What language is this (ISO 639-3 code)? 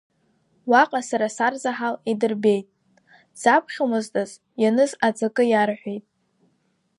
abk